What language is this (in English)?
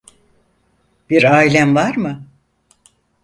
Turkish